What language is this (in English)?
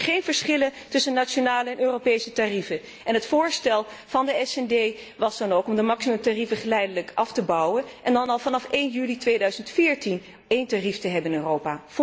Dutch